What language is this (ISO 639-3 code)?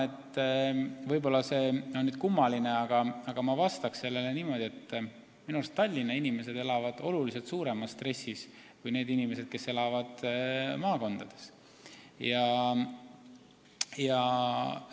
est